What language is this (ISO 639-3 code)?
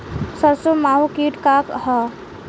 bho